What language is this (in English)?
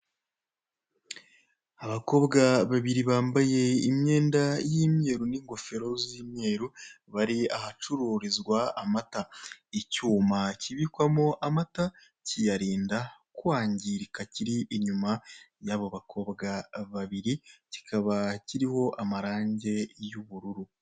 Kinyarwanda